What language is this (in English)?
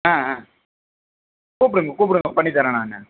Tamil